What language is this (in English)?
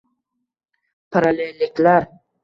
Uzbek